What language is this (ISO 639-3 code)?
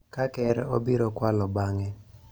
luo